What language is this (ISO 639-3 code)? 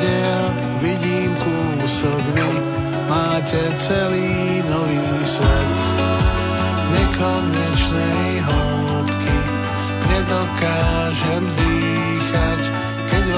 slk